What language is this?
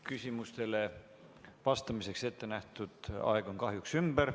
Estonian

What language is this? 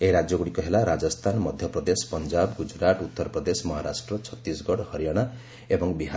Odia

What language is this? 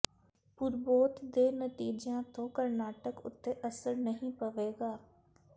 Punjabi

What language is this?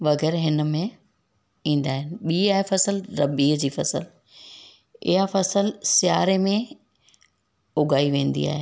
Sindhi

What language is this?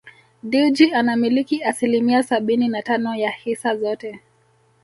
Swahili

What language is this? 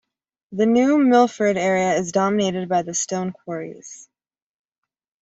English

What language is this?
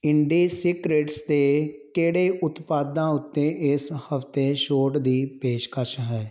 Punjabi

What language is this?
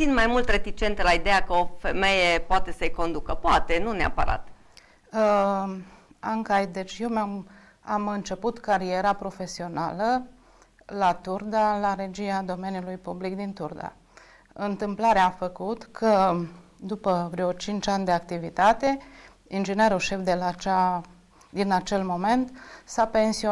Romanian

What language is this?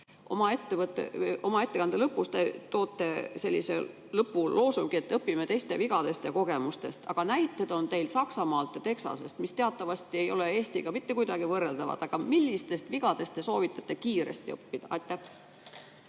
Estonian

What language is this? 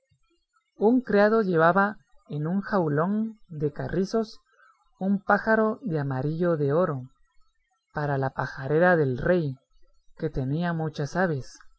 Spanish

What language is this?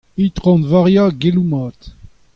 Breton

